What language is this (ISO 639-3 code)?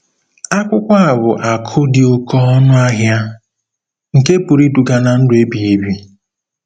ibo